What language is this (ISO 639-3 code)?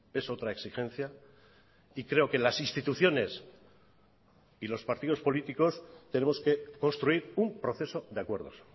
spa